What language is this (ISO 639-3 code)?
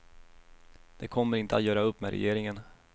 swe